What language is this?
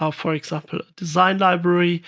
English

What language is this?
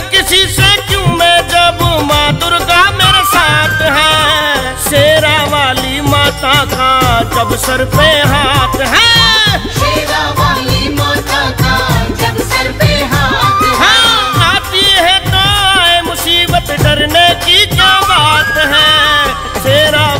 Hindi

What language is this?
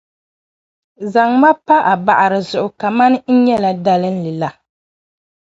Dagbani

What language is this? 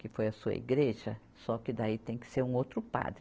Portuguese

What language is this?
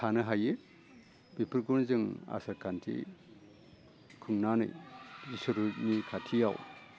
Bodo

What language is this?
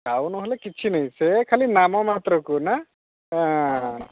Odia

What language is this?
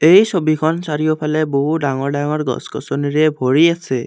Assamese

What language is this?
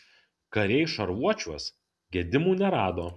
Lithuanian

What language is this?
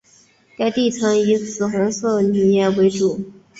Chinese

